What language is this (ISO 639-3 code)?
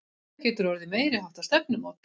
isl